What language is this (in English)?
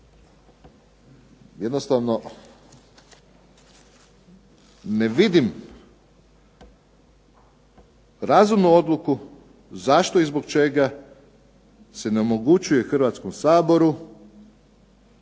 Croatian